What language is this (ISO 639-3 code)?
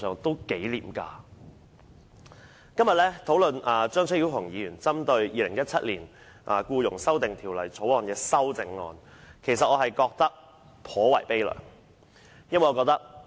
yue